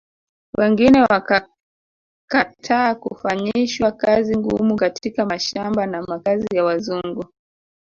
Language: Swahili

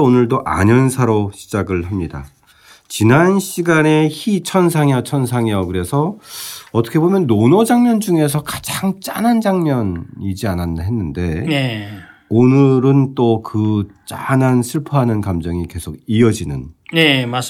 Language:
Korean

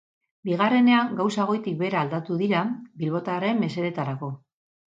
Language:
Basque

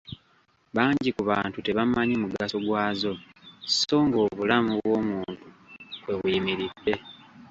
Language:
Ganda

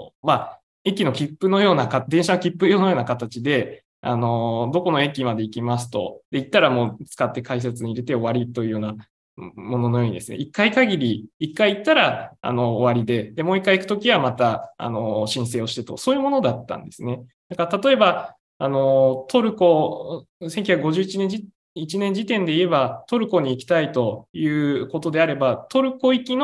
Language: Japanese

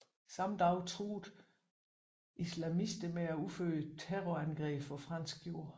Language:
Danish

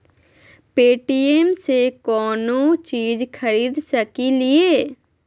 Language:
Magahi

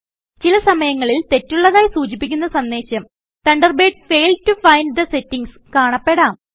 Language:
Malayalam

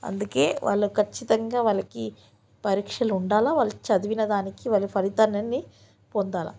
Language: Telugu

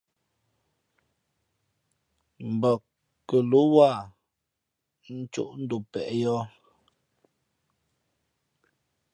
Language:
Fe'fe'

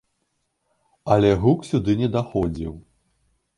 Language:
Belarusian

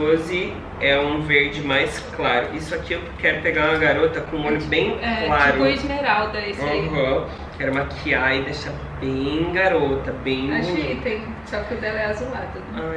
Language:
Portuguese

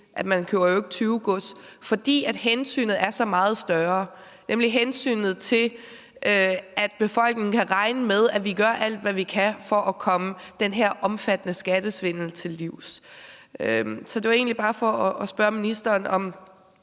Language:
Danish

